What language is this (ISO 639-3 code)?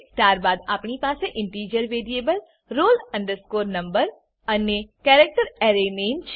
guj